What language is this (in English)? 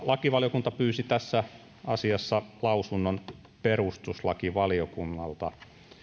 Finnish